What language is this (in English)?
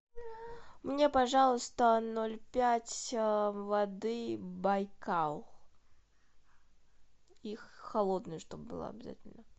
Russian